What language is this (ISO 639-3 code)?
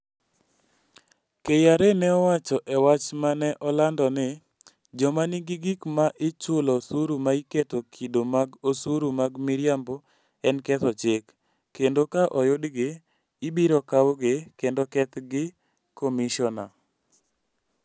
luo